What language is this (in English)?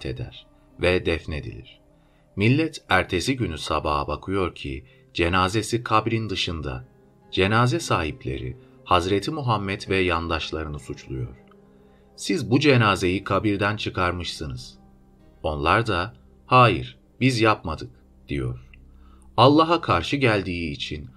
Turkish